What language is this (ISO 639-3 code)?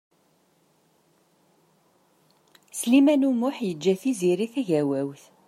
kab